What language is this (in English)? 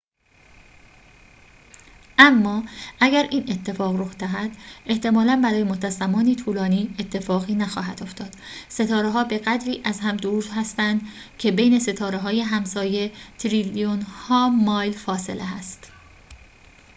Persian